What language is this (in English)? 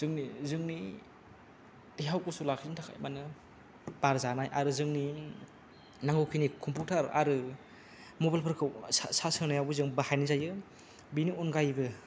Bodo